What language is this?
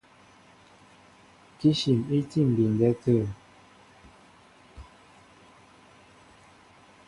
Mbo (Cameroon)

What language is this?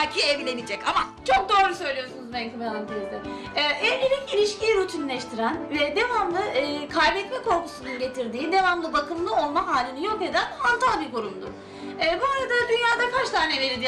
Turkish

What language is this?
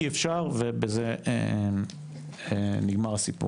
Hebrew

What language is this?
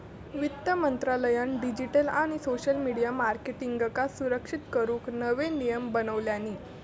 Marathi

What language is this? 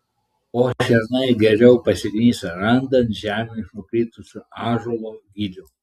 Lithuanian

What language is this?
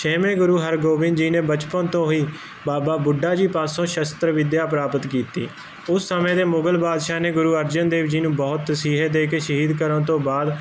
Punjabi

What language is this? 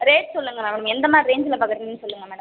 Tamil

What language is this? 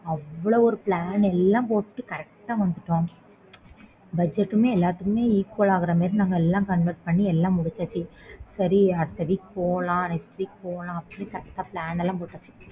Tamil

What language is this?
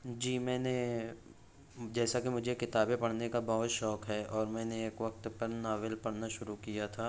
Urdu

